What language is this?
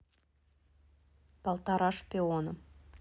Russian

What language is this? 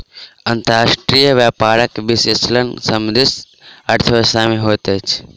Maithili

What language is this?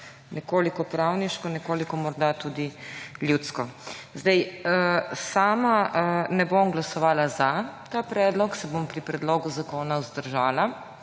Slovenian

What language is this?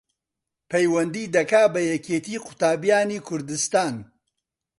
Central Kurdish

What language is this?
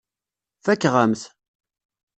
Kabyle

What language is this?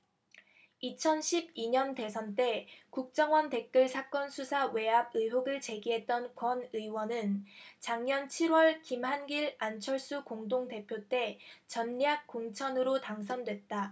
Korean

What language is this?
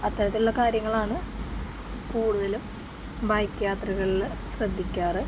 Malayalam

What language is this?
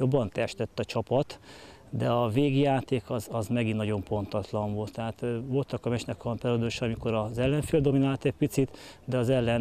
Hungarian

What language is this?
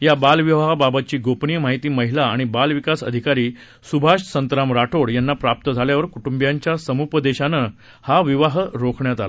Marathi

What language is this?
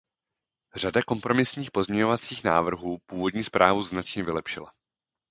Czech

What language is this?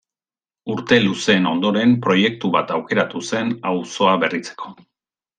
Basque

